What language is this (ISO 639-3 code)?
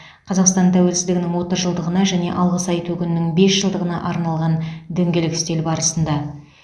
kaz